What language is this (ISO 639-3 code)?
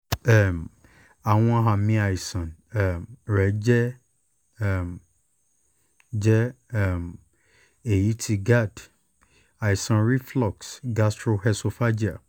yor